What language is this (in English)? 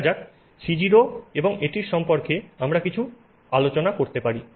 Bangla